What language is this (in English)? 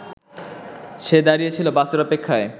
Bangla